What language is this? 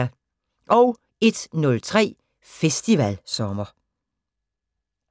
Danish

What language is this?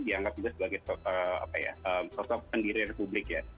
Indonesian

